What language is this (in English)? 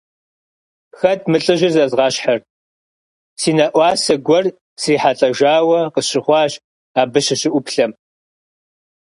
Kabardian